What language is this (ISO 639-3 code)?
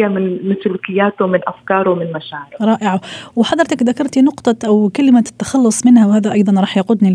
ara